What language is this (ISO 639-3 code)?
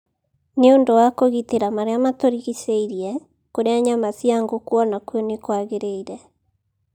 kik